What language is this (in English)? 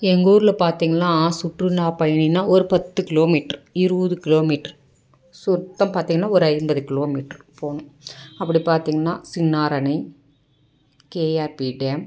Tamil